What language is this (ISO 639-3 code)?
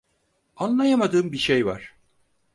tur